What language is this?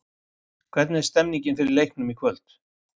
Icelandic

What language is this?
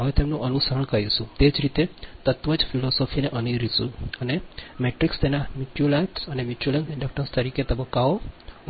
Gujarati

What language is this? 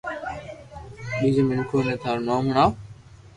Loarki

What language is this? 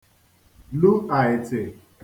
Igbo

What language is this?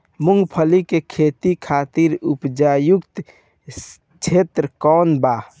Bhojpuri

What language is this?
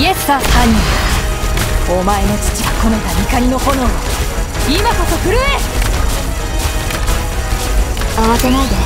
Japanese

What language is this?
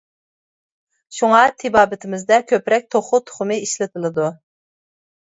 Uyghur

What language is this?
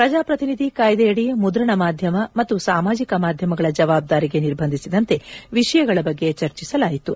Kannada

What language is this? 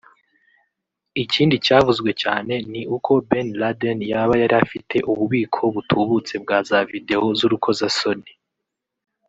Kinyarwanda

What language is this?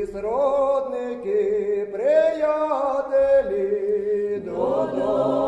Ukrainian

